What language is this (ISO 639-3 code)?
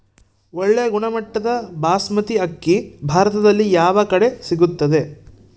kan